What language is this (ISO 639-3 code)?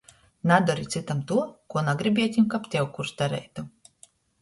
ltg